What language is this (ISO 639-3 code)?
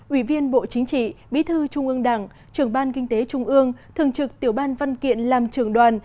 vie